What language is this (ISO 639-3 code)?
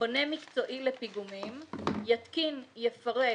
heb